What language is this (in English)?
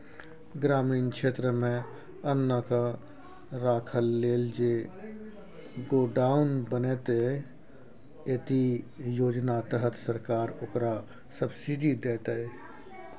Maithili